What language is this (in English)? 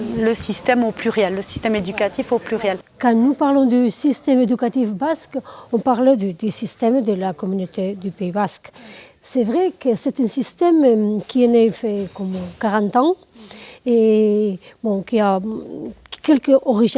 French